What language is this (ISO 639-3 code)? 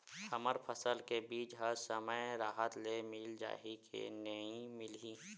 hne